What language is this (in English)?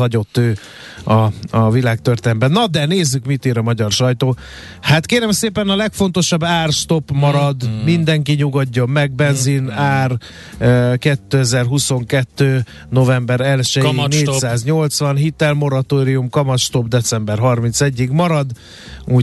Hungarian